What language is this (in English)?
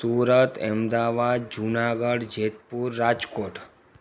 Sindhi